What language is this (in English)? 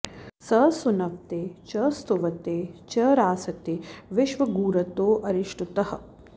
Sanskrit